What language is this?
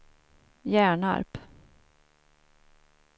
Swedish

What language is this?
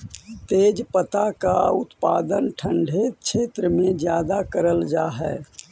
Magahi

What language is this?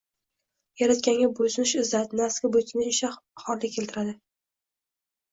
Uzbek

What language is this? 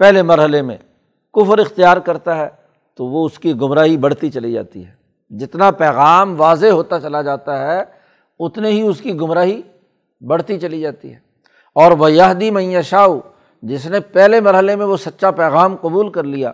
Urdu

